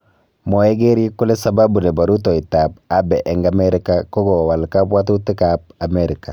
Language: Kalenjin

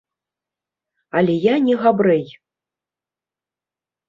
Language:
Belarusian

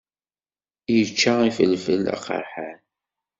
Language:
Kabyle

